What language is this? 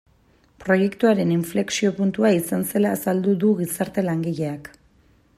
Basque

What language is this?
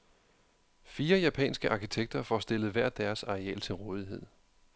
Danish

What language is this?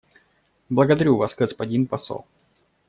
Russian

